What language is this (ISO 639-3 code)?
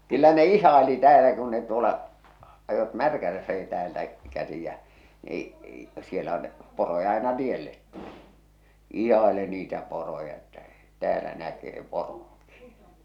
fin